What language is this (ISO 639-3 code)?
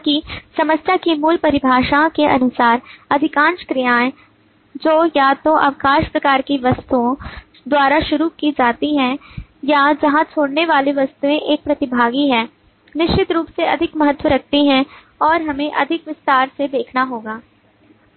hin